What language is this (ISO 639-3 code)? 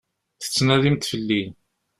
kab